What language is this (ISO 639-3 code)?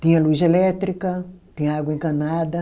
por